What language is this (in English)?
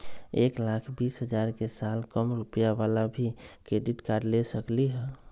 Magahi